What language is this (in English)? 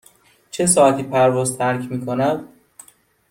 Persian